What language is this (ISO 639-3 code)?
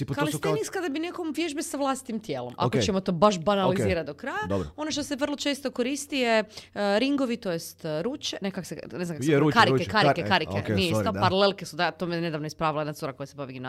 hrv